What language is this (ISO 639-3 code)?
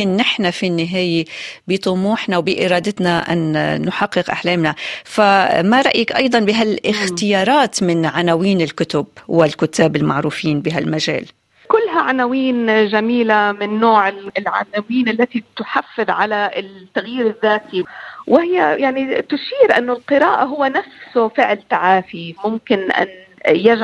ara